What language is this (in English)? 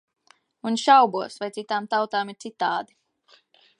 Latvian